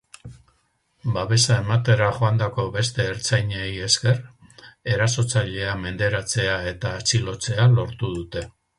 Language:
Basque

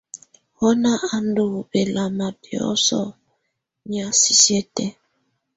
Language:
Tunen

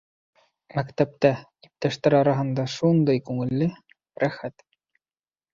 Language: Bashkir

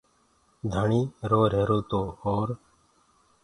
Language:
Gurgula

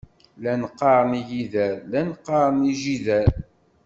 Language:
Kabyle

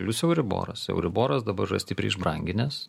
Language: Lithuanian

